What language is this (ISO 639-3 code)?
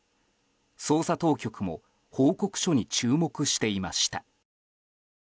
jpn